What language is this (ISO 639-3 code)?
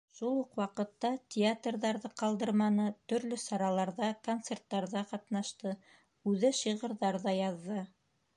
bak